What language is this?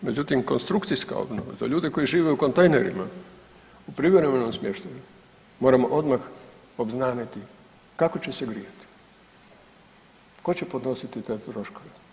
Croatian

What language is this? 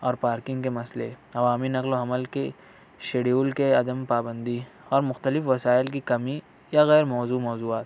Urdu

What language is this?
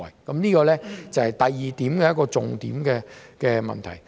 Cantonese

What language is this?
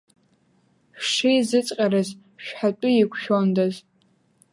Abkhazian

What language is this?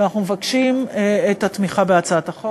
Hebrew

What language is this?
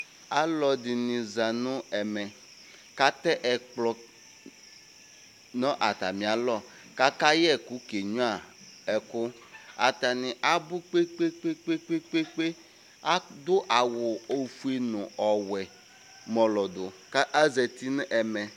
Ikposo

